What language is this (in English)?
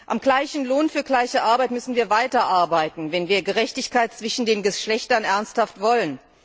German